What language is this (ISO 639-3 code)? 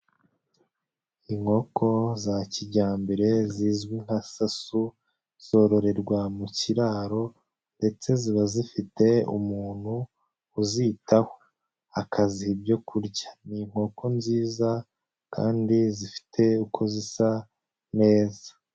kin